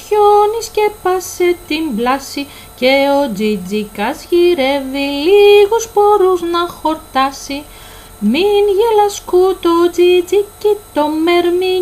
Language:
Greek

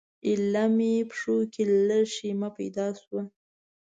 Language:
Pashto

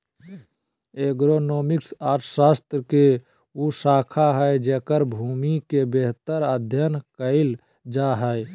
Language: Magahi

